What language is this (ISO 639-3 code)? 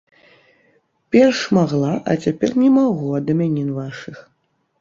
bel